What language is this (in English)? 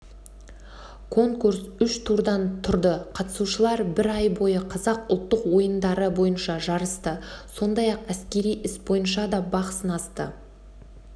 Kazakh